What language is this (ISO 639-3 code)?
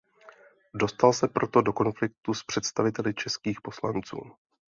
ces